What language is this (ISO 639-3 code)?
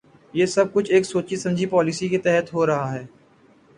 urd